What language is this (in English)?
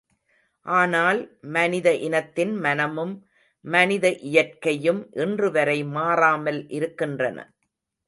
Tamil